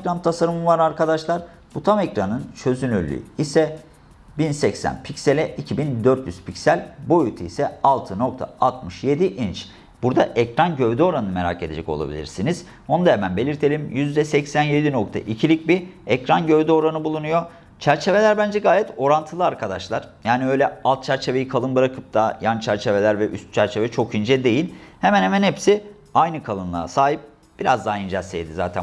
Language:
Turkish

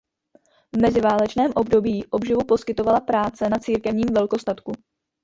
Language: Czech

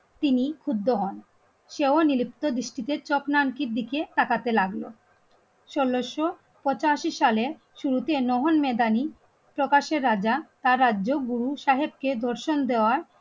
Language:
Bangla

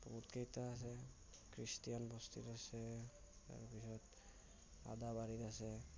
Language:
Assamese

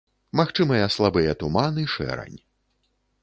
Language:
Belarusian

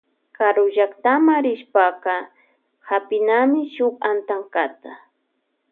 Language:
Loja Highland Quichua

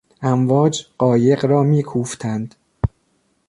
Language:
Persian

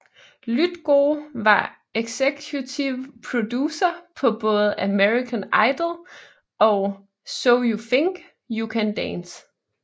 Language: Danish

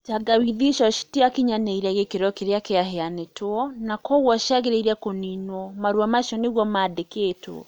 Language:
Kikuyu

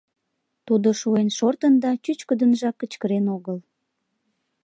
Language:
Mari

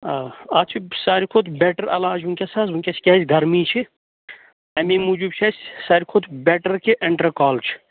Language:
Kashmiri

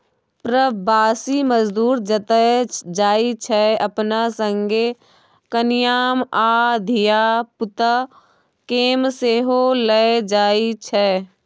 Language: Maithili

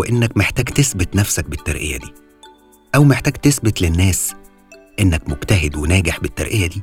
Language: Arabic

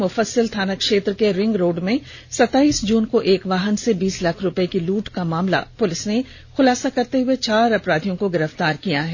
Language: Hindi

